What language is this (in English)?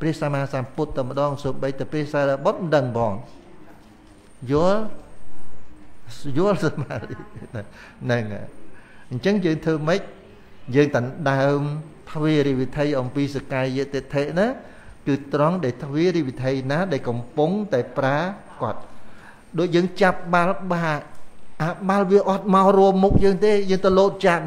Vietnamese